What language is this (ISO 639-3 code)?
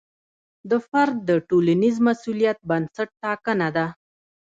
pus